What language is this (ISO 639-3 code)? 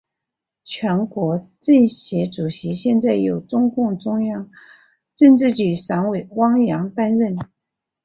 zho